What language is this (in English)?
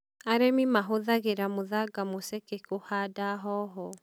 Kikuyu